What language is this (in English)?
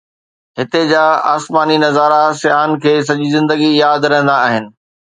Sindhi